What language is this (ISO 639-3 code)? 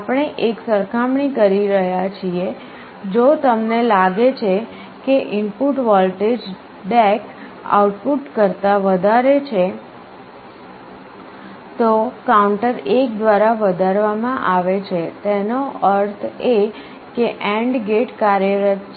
guj